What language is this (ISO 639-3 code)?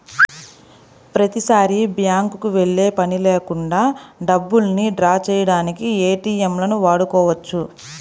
tel